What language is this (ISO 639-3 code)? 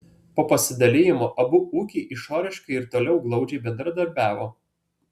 lit